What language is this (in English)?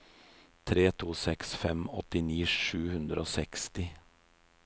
Norwegian